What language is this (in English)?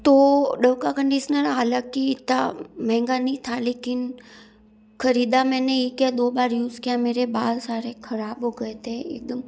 Hindi